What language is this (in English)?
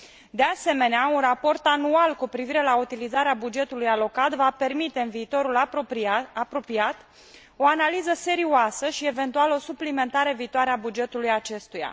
Romanian